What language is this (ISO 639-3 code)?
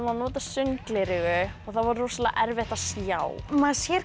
isl